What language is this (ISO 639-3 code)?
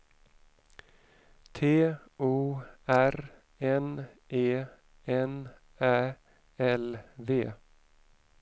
swe